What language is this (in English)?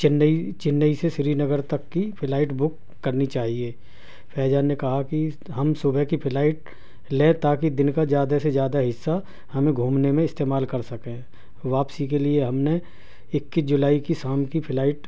Urdu